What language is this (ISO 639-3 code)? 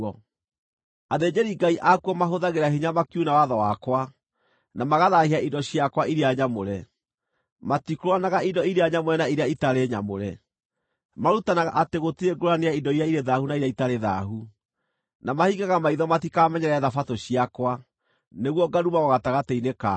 kik